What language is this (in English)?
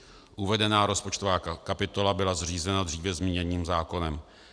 Czech